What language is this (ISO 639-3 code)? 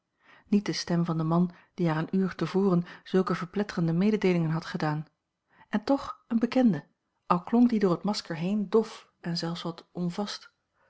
nld